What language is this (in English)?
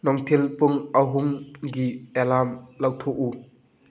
Manipuri